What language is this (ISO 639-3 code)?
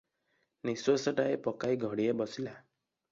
ori